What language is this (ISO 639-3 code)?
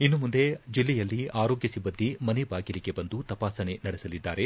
kan